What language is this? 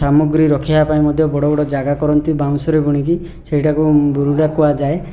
Odia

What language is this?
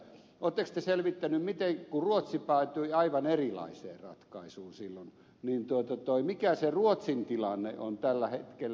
Finnish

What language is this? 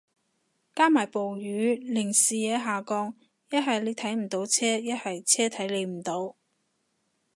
Cantonese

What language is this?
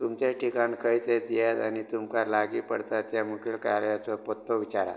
Konkani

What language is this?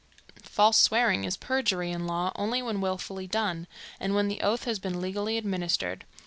English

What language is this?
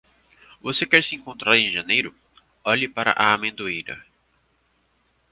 Portuguese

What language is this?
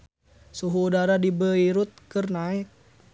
Sundanese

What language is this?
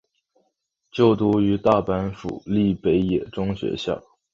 Chinese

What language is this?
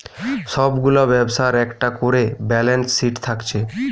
Bangla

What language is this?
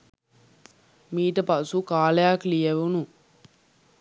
Sinhala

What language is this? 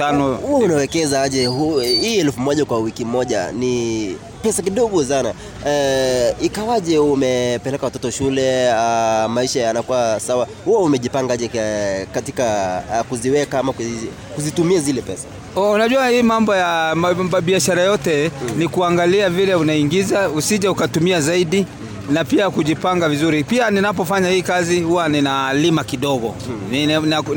Swahili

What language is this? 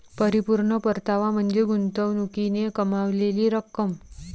Marathi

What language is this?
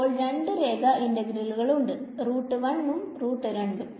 Malayalam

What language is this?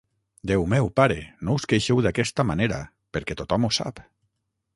Catalan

